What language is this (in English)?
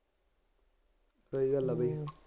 Punjabi